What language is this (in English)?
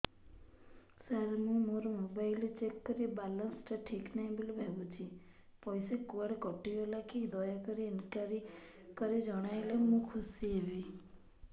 Odia